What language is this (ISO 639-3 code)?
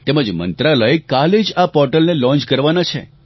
guj